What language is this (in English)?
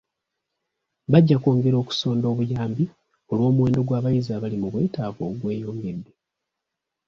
Ganda